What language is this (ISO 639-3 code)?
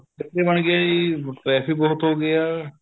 pan